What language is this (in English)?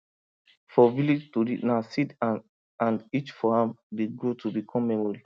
Nigerian Pidgin